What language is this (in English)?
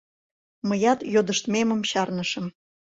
Mari